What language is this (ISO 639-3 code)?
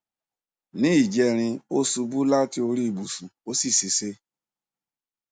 yor